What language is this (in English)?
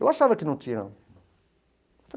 Portuguese